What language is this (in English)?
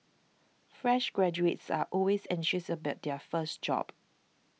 English